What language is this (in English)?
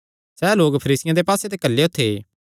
Kangri